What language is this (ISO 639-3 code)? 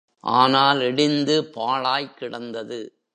tam